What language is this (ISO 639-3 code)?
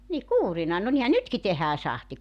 fin